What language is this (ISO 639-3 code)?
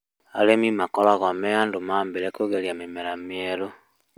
kik